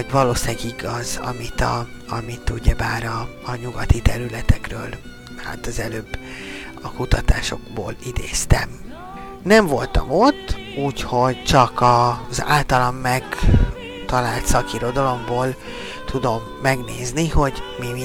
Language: Hungarian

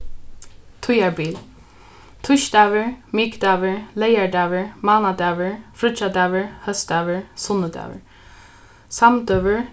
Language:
Faroese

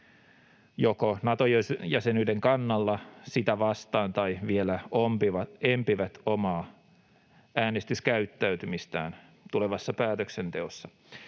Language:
Finnish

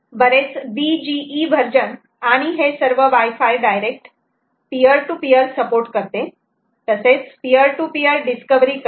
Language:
Marathi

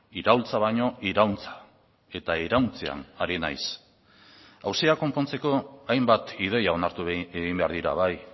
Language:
Basque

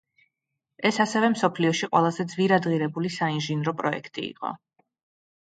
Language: Georgian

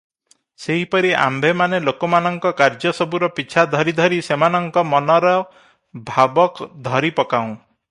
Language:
Odia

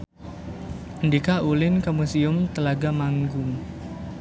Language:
Sundanese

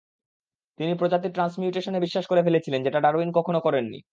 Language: Bangla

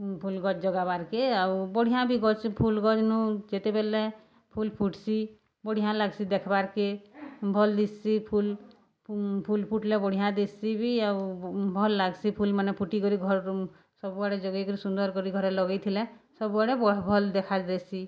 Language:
Odia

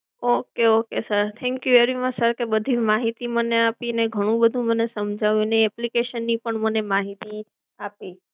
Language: Gujarati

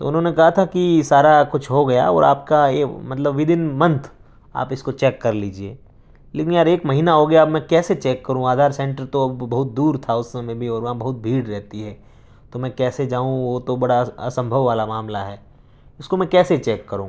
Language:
Urdu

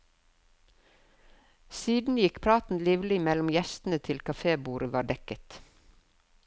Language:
Norwegian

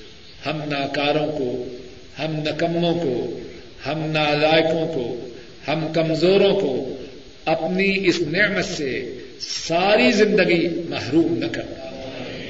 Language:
Urdu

